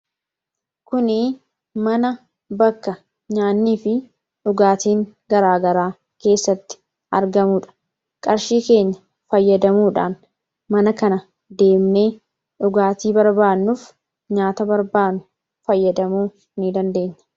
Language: Oromo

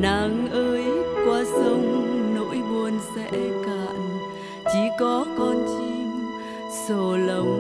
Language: Vietnamese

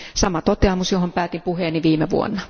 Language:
Finnish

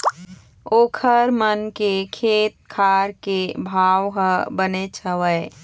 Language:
Chhattisgarhi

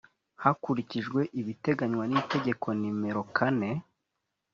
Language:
Kinyarwanda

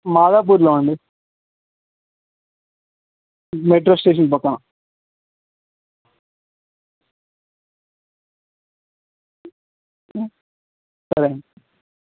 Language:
Telugu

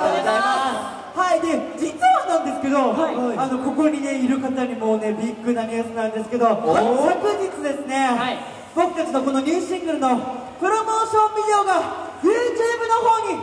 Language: Japanese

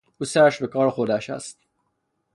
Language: Persian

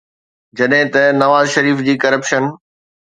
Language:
Sindhi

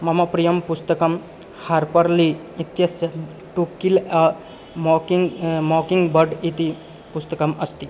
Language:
Sanskrit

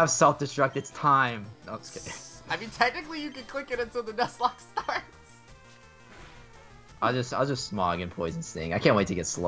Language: English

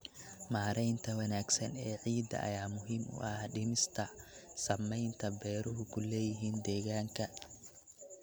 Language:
Somali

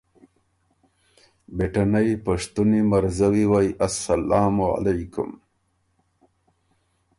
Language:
Ormuri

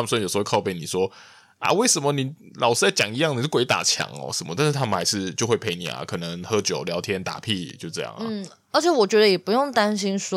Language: Chinese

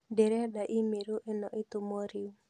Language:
Kikuyu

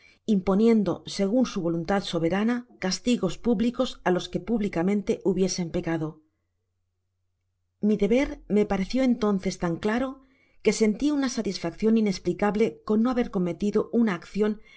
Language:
Spanish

